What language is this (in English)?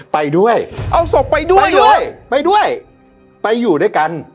Thai